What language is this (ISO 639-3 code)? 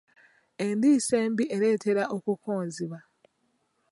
lug